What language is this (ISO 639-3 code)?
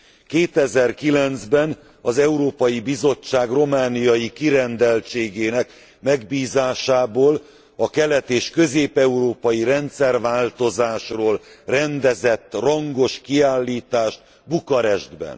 hun